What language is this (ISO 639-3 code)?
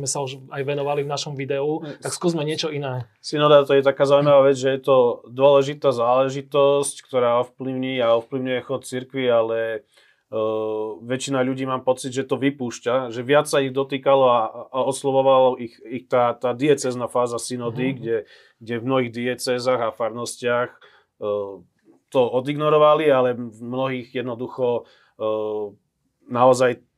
slk